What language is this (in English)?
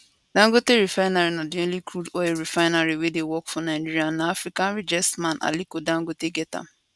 Nigerian Pidgin